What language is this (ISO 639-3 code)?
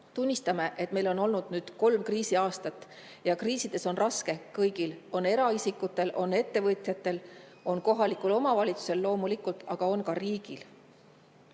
est